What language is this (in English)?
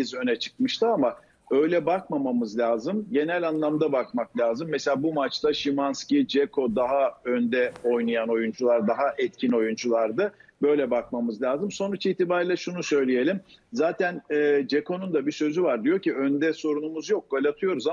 Turkish